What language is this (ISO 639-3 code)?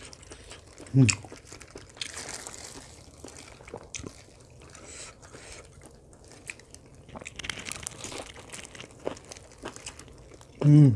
ind